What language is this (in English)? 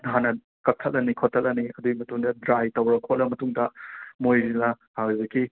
Manipuri